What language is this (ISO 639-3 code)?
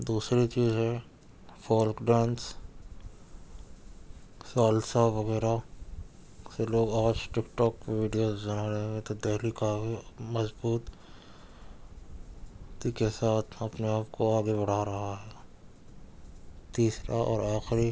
urd